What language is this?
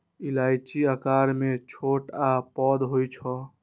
Maithili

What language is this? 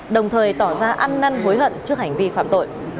Vietnamese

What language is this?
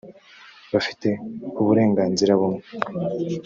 Kinyarwanda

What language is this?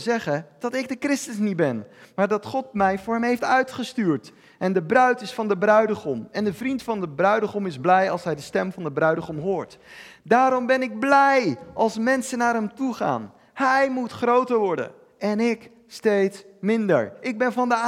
Dutch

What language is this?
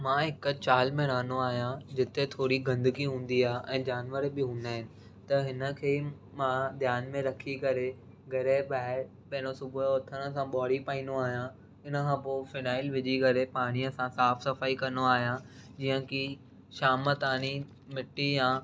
Sindhi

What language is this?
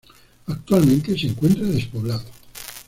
Spanish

